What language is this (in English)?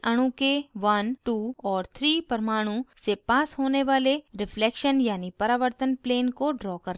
Hindi